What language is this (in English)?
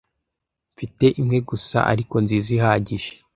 Kinyarwanda